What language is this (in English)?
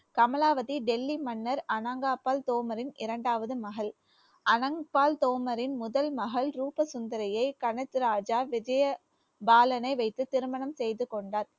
Tamil